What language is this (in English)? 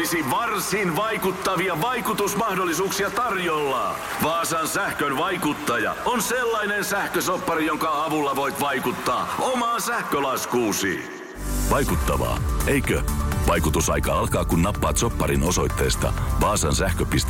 Finnish